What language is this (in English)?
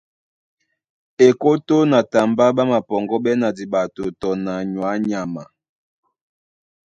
Duala